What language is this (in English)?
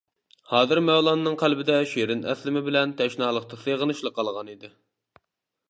Uyghur